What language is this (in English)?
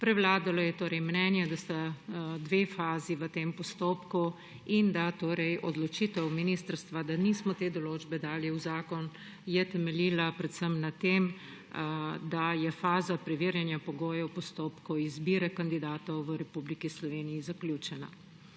Slovenian